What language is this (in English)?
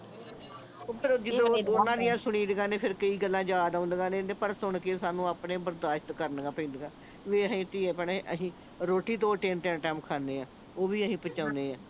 Punjabi